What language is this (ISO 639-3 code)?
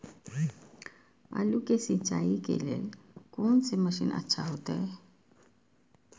mai